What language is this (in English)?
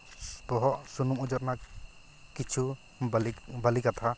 Santali